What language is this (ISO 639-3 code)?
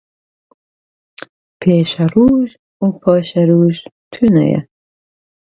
kur